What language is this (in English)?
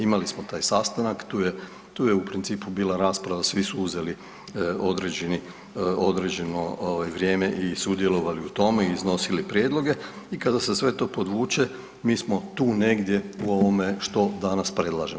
Croatian